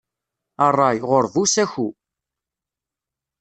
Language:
Kabyle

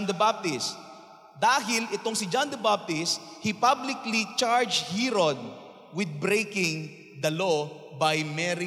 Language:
Filipino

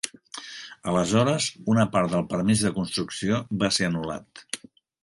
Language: Catalan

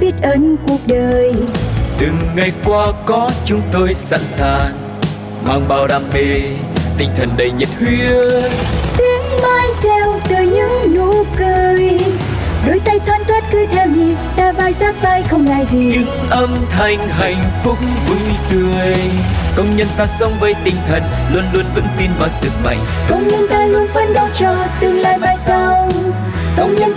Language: Vietnamese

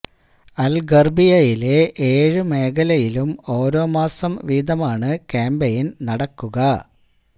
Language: Malayalam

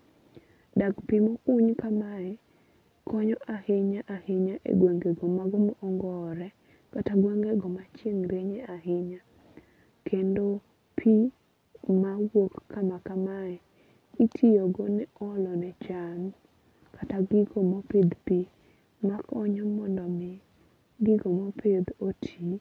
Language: Luo (Kenya and Tanzania)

